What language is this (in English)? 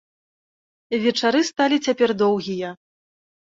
Belarusian